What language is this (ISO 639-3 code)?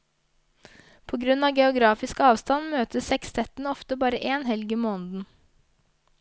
nor